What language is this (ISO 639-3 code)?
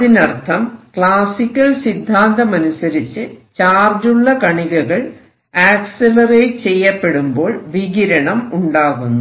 mal